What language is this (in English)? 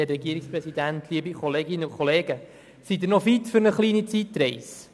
Swiss German